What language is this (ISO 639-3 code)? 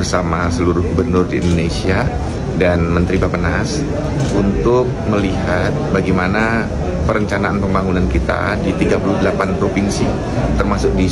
ind